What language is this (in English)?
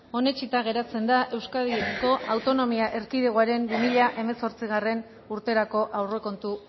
Basque